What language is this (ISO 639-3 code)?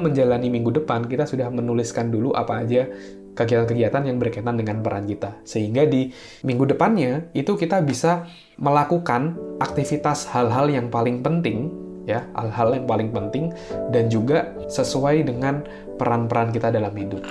ind